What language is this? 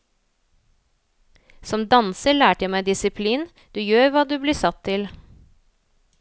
Norwegian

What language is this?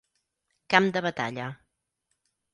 Catalan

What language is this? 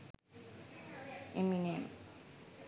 Sinhala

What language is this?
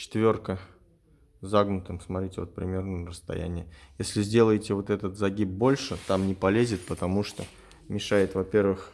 Russian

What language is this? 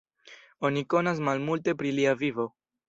Esperanto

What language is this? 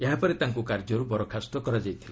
Odia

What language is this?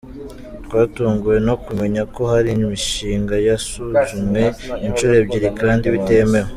Kinyarwanda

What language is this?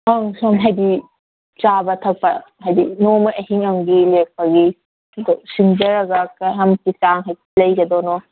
Manipuri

